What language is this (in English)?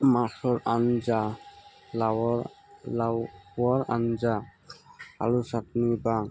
Assamese